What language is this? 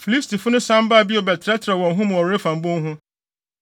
Akan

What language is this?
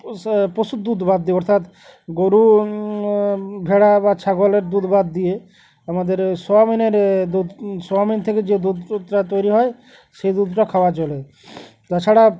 Bangla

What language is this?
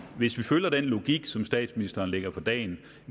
Danish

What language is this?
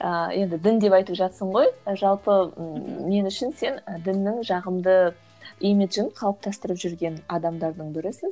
Kazakh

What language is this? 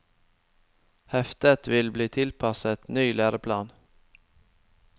Norwegian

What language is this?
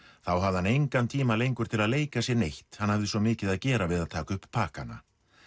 Icelandic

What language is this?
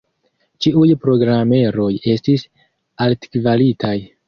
Esperanto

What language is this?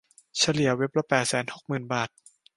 Thai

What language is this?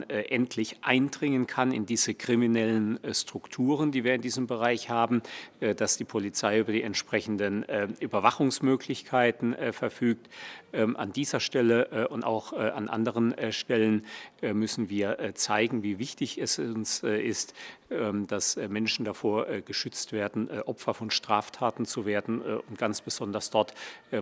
German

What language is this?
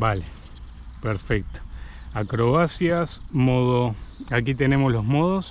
Spanish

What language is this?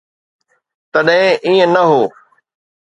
Sindhi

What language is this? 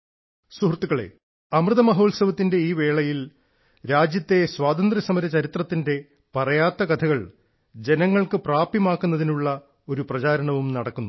Malayalam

